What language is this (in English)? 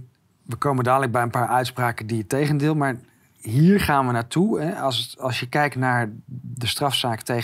Dutch